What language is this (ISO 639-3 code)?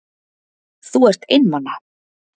isl